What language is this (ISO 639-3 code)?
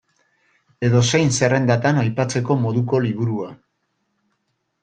eus